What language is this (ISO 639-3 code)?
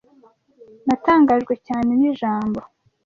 kin